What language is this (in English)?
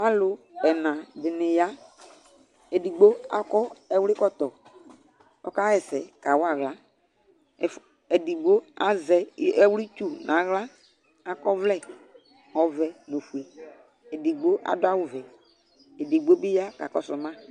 Ikposo